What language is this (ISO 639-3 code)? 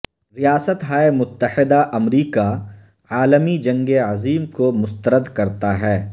urd